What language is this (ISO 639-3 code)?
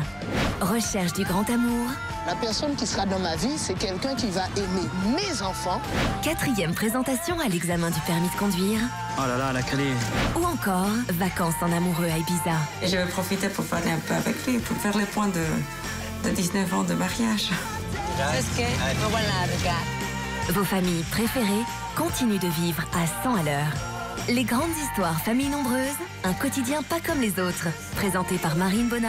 fra